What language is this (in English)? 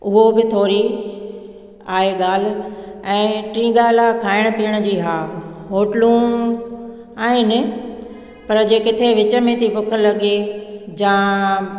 Sindhi